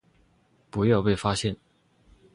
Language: Chinese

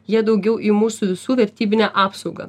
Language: Lithuanian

